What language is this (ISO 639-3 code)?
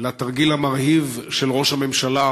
heb